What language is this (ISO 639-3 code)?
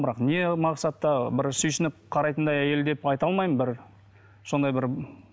kaz